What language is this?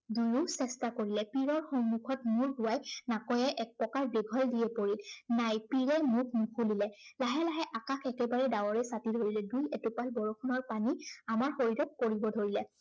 Assamese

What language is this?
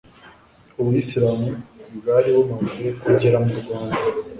Kinyarwanda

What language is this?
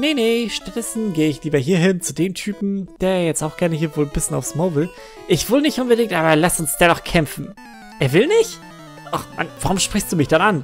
German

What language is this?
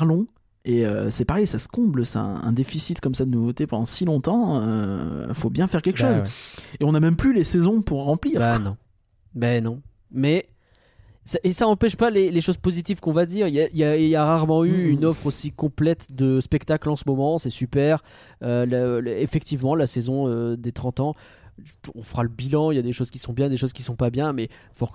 French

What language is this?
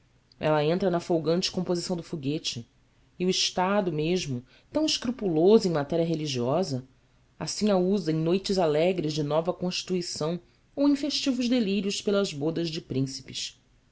Portuguese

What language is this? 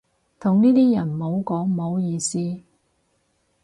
Cantonese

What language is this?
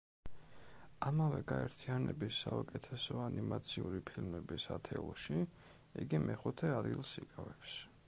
Georgian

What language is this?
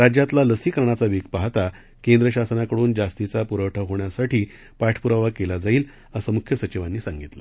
Marathi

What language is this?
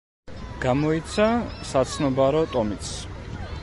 Georgian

